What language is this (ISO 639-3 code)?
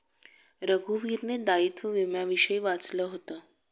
mar